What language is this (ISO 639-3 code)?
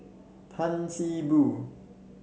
eng